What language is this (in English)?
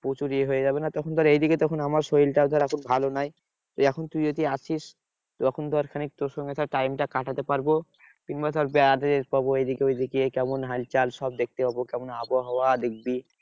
Bangla